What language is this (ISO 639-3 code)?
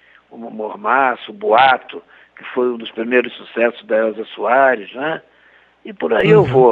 por